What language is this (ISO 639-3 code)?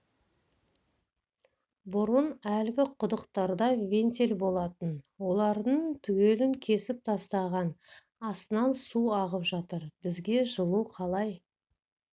kaz